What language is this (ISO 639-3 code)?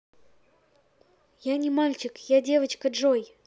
rus